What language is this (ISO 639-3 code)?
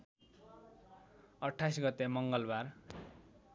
nep